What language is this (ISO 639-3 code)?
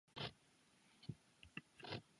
zho